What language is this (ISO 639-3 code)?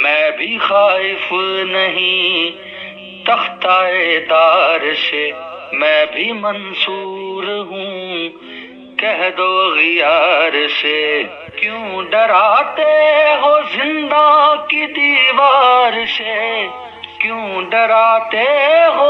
hin